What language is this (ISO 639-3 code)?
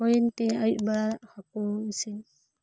sat